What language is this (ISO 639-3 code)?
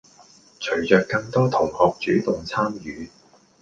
yue